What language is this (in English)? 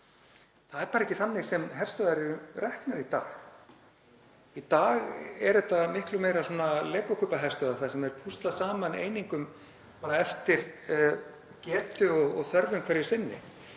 Icelandic